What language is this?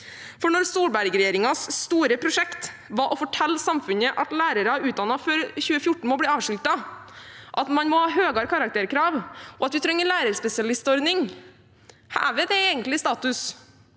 Norwegian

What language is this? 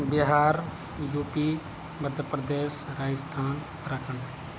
Urdu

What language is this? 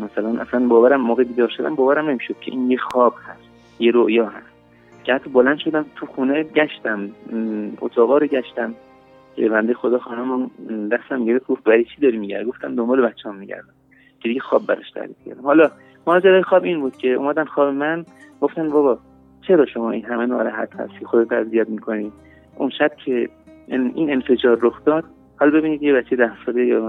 Persian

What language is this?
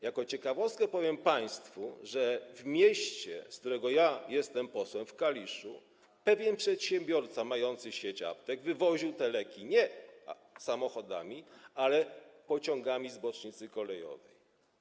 Polish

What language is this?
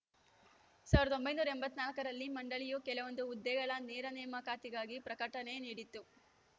Kannada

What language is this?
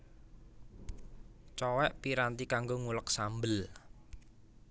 Javanese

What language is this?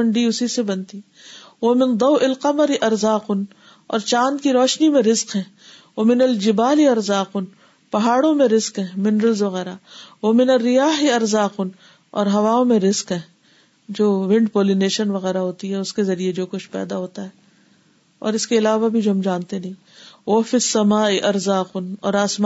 Urdu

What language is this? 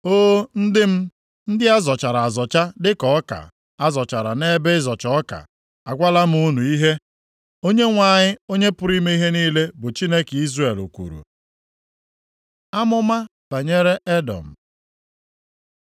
Igbo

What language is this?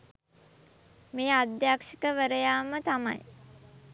Sinhala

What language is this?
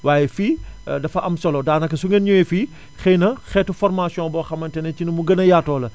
Wolof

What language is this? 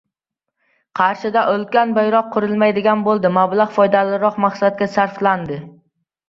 Uzbek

